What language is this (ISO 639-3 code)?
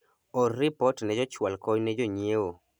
luo